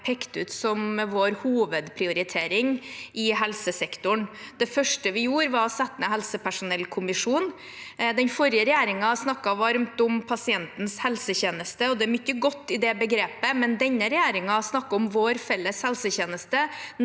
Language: Norwegian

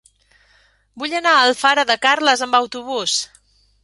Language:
Catalan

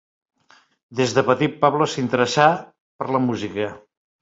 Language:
Catalan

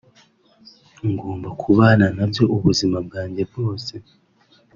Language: Kinyarwanda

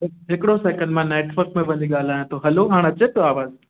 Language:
Sindhi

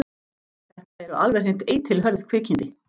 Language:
Icelandic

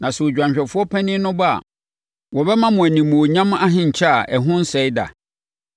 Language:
Akan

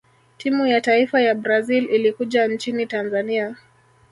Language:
Swahili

